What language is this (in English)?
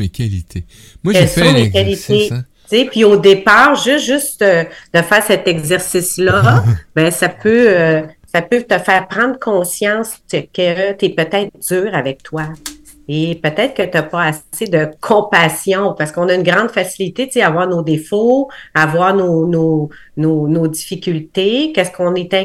French